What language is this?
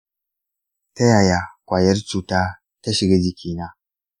Hausa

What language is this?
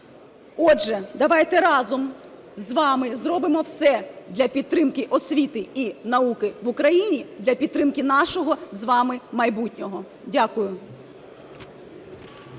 Ukrainian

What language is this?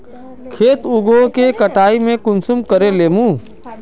Magahi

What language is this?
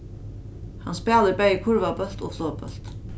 Faroese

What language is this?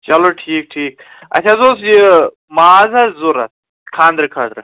Kashmiri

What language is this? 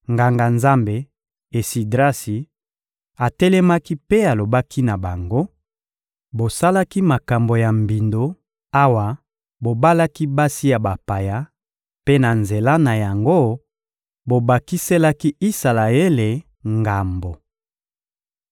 Lingala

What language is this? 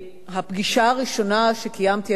Hebrew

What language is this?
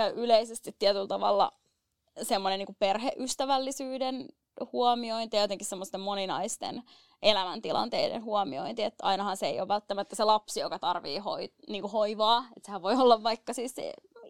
Finnish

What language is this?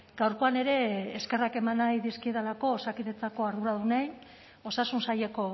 Basque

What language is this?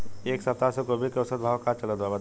Bhojpuri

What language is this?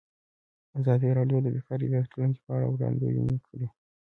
Pashto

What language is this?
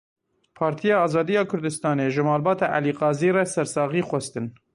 Kurdish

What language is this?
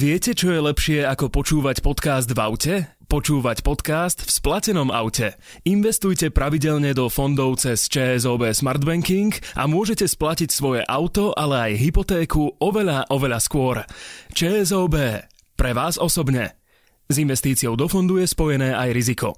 Slovak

